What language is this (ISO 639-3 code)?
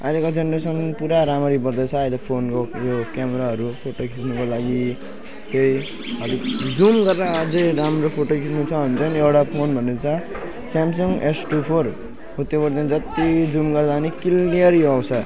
nep